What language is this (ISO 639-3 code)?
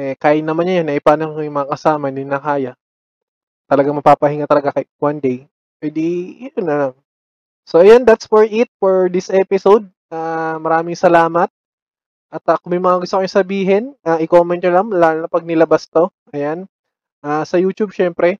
fil